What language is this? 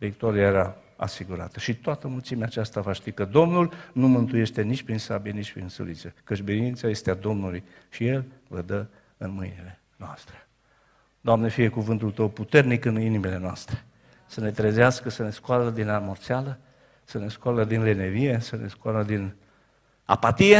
Romanian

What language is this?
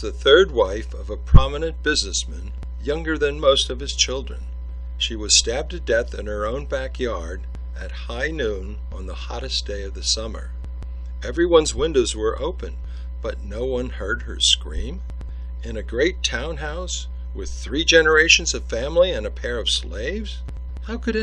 English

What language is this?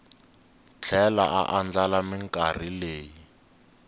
Tsonga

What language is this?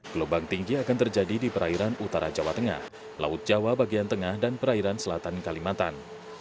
Indonesian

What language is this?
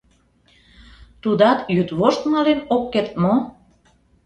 Mari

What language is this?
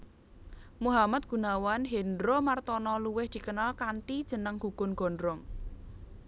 Javanese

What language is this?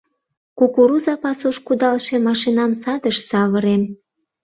Mari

